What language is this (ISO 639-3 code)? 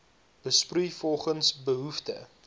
afr